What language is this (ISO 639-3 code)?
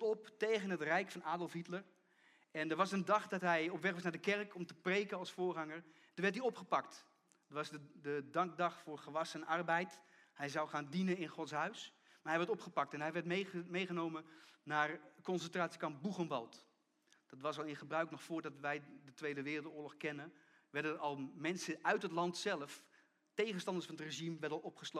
nld